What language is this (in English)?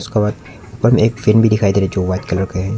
Hindi